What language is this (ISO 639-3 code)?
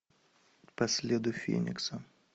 rus